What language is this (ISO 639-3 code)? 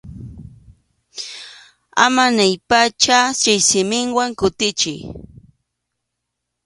qxu